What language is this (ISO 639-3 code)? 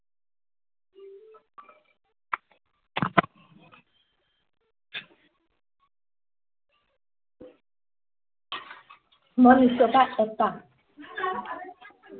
asm